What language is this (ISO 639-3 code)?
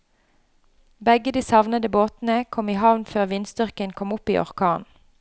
nor